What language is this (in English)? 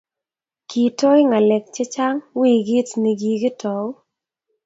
Kalenjin